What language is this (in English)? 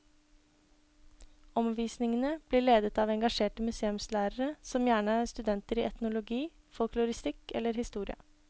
Norwegian